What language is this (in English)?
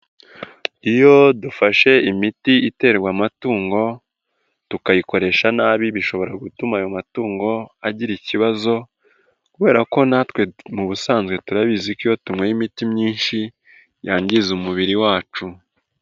Kinyarwanda